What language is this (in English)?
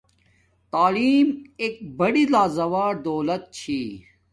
Domaaki